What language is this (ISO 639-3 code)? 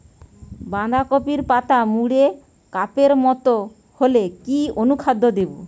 ben